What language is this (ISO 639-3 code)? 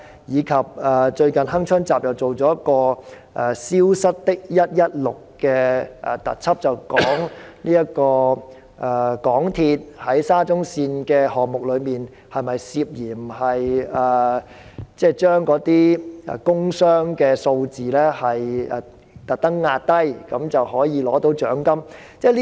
yue